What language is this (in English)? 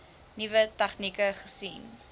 Afrikaans